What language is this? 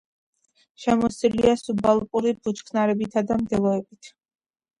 Georgian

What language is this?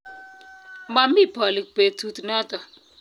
Kalenjin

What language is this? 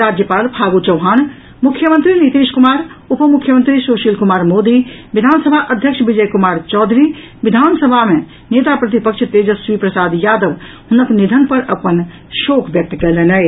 Maithili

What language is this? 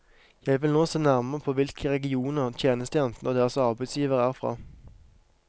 Norwegian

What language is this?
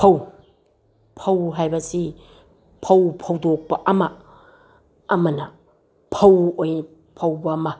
Manipuri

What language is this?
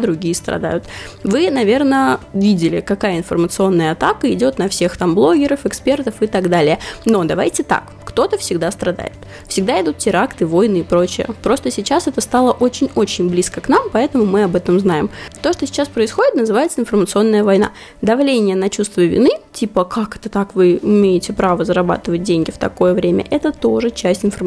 Russian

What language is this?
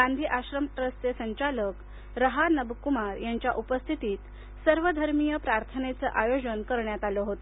Marathi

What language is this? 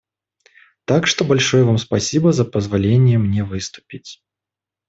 Russian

